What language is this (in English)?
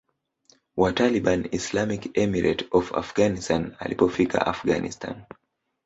Swahili